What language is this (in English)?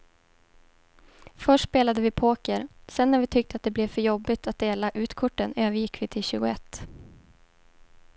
Swedish